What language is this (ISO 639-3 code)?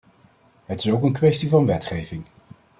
nld